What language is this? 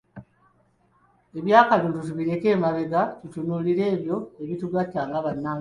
Ganda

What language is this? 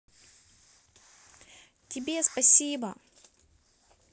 Russian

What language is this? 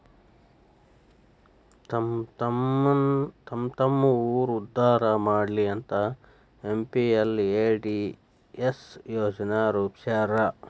Kannada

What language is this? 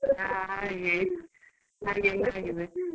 Kannada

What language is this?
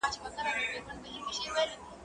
Pashto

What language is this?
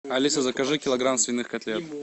Russian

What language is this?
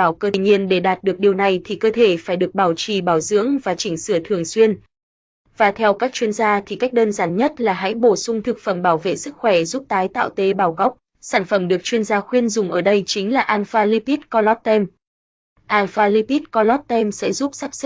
Vietnamese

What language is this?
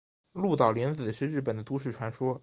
Chinese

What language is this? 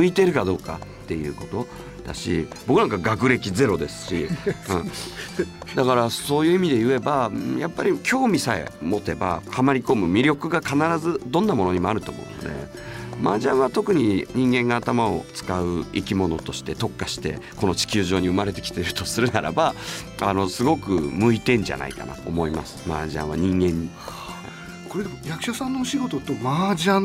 Japanese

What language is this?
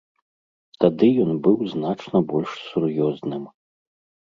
Belarusian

